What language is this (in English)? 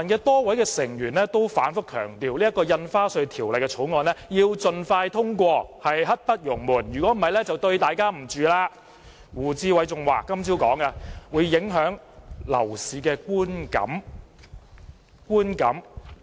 Cantonese